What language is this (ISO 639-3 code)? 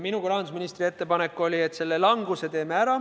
est